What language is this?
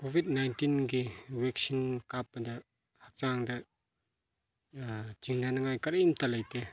Manipuri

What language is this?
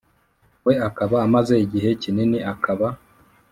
Kinyarwanda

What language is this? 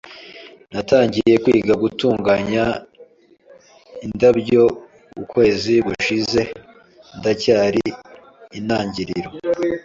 Kinyarwanda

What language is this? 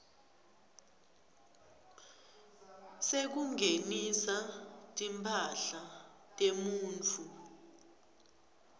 Swati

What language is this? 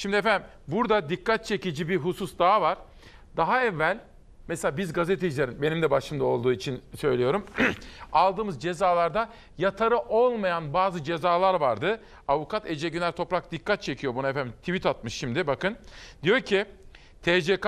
Turkish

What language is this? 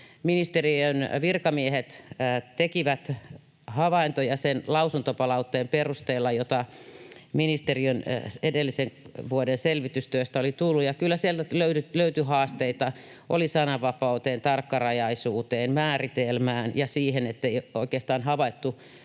Finnish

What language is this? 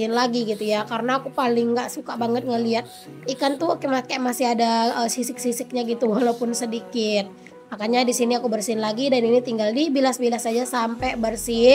Indonesian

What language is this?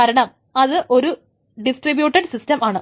Malayalam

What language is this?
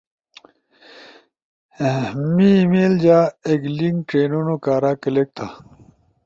Ushojo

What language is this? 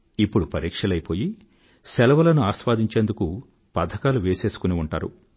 Telugu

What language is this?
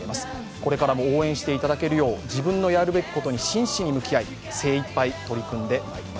Japanese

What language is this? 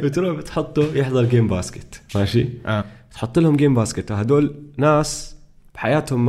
Arabic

